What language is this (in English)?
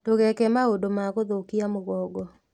Kikuyu